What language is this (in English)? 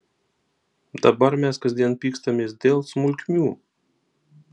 Lithuanian